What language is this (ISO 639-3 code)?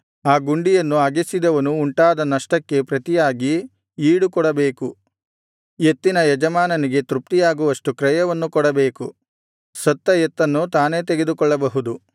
kan